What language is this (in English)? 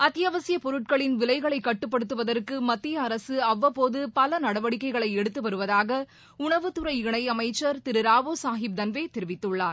Tamil